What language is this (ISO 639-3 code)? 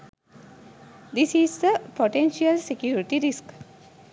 sin